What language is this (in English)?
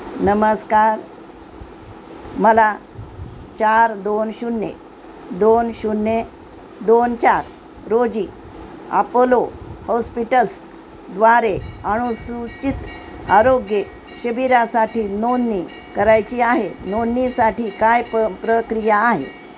Marathi